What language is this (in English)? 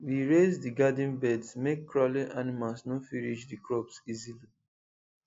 Nigerian Pidgin